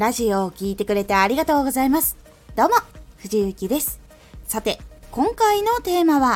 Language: Japanese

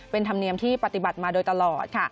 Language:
Thai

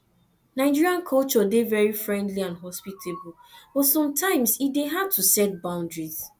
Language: Nigerian Pidgin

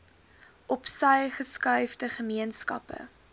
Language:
Afrikaans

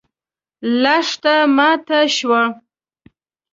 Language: Pashto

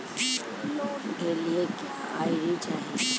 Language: Bhojpuri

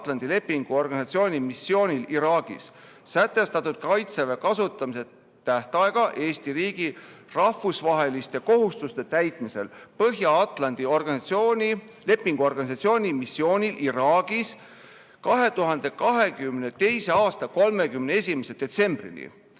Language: Estonian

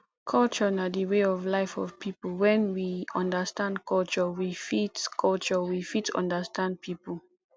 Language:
Nigerian Pidgin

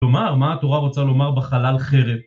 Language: Hebrew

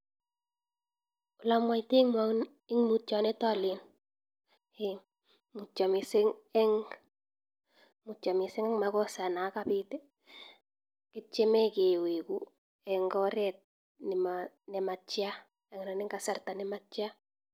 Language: Kalenjin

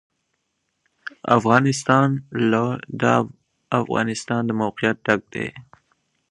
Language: Pashto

